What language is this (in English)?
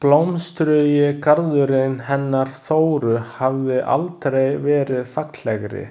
Icelandic